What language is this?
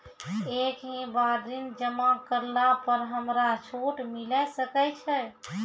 Maithili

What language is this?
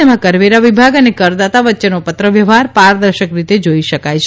Gujarati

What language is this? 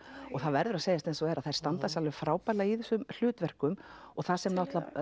Icelandic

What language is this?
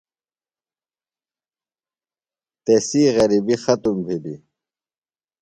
Phalura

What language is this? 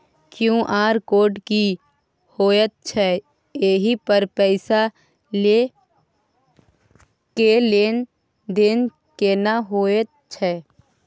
Maithili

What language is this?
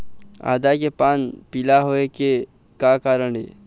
Chhattisgarhi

